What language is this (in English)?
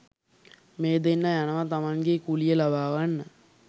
Sinhala